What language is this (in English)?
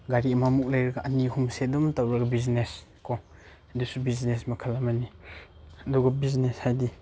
Manipuri